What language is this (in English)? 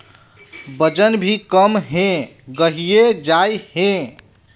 Magahi